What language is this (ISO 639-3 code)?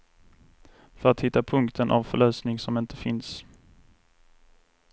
swe